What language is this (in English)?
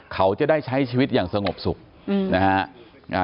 Thai